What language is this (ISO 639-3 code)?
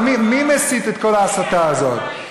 heb